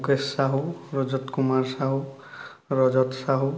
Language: Odia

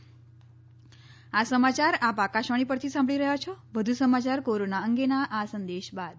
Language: Gujarati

